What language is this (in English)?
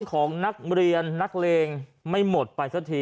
Thai